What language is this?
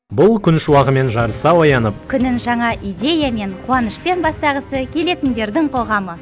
Kazakh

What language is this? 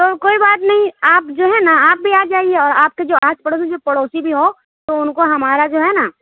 Urdu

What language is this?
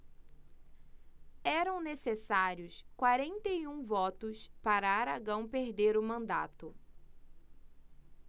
Portuguese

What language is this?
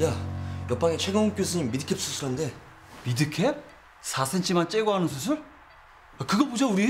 Korean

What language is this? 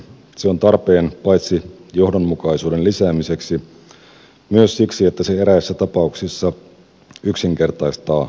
Finnish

